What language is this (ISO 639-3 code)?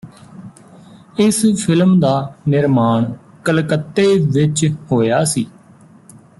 pan